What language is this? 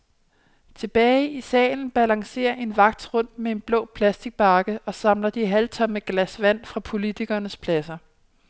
Danish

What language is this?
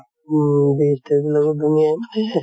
Assamese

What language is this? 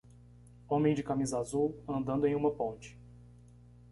Portuguese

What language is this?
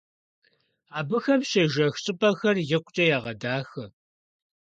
Kabardian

